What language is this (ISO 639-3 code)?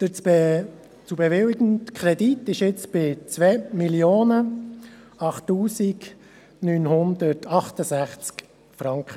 gsw